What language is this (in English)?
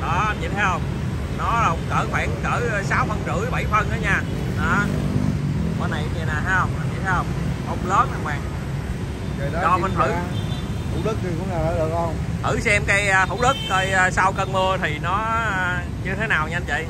Vietnamese